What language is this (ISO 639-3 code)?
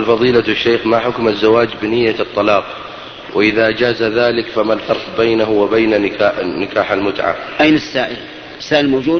ara